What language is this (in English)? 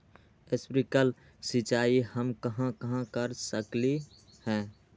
Magahi